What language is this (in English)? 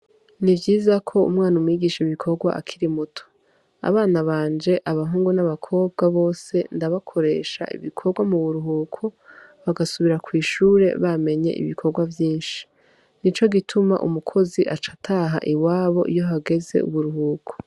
Rundi